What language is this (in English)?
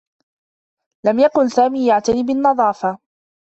Arabic